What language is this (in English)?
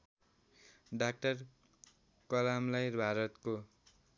Nepali